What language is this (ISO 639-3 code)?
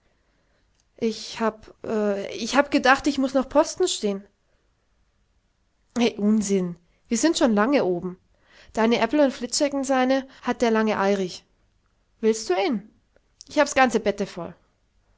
deu